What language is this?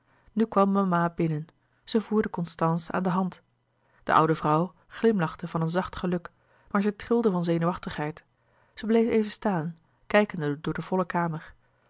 Dutch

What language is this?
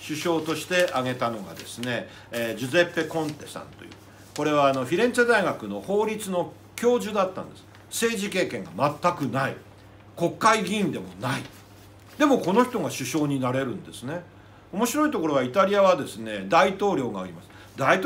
Japanese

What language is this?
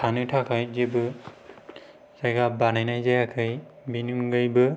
Bodo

